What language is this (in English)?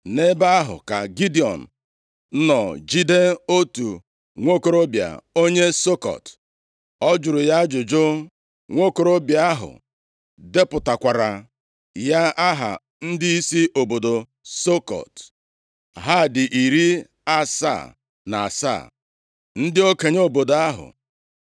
Igbo